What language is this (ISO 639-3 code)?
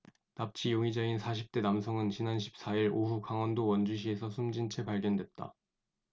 kor